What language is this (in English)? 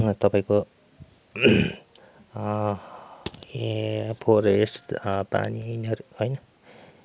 Nepali